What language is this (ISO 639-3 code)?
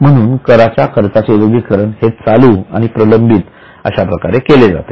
mar